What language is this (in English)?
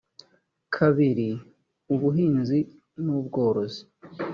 Kinyarwanda